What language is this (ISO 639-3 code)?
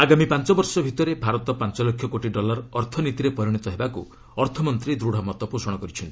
ori